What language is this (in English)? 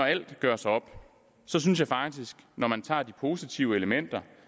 Danish